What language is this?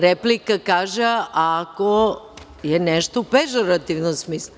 Serbian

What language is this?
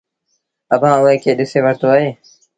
Sindhi Bhil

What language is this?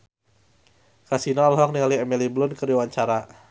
Sundanese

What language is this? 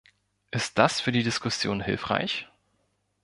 German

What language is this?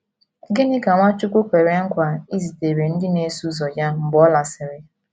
Igbo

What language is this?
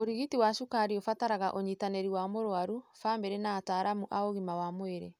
Kikuyu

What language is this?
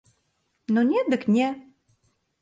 Belarusian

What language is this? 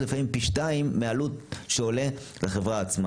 Hebrew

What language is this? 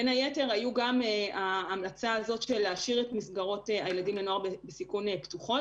Hebrew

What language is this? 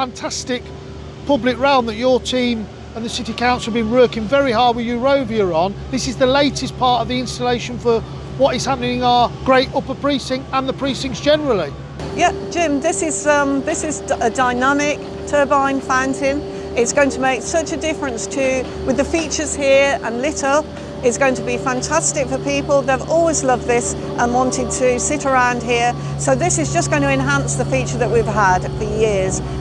English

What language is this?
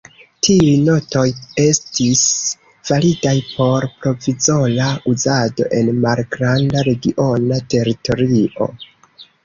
Esperanto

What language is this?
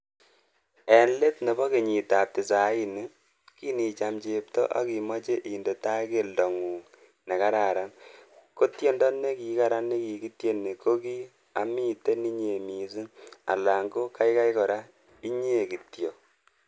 Kalenjin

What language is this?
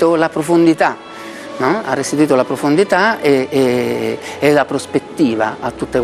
Italian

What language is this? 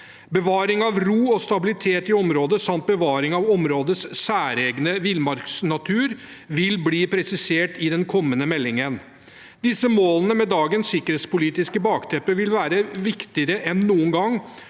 Norwegian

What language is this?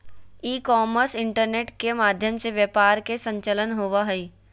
Magahi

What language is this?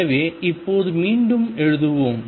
Tamil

